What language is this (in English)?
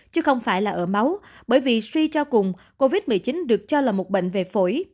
Vietnamese